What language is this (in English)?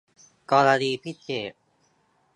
Thai